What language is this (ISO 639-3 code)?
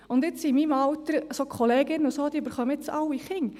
gsw